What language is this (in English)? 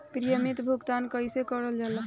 Bhojpuri